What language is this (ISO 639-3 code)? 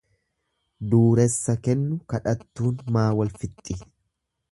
orm